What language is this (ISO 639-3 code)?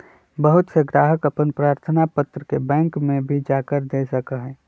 mag